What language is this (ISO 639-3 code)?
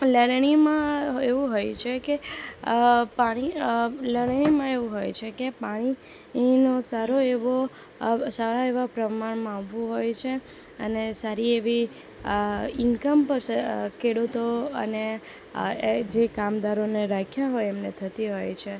guj